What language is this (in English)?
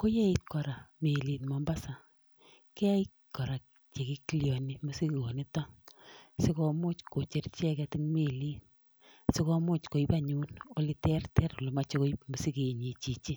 Kalenjin